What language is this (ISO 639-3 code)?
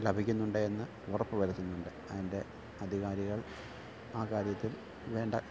mal